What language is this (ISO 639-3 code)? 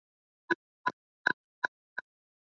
swa